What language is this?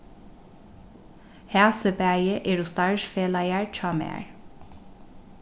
Faroese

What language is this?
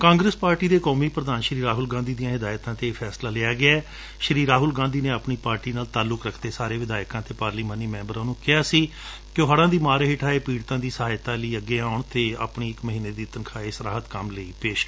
Punjabi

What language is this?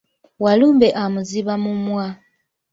Ganda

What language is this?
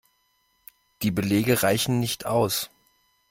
German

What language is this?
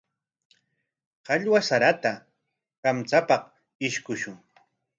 Corongo Ancash Quechua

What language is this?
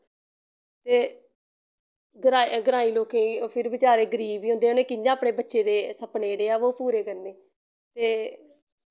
Dogri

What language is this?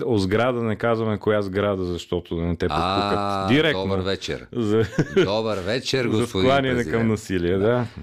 Bulgarian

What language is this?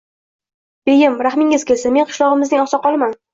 Uzbek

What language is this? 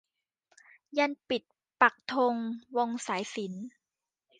Thai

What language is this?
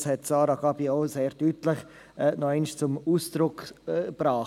Swiss German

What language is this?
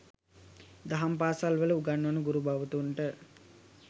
Sinhala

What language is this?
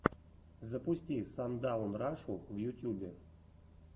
Russian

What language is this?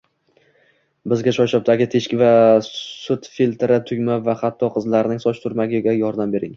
Uzbek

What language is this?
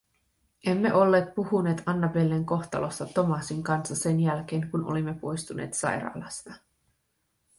Finnish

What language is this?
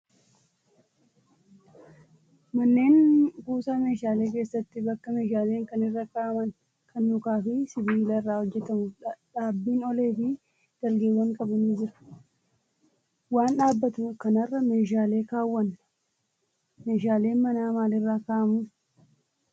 Oromo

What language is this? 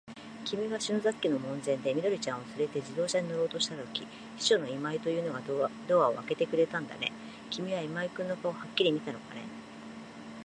Japanese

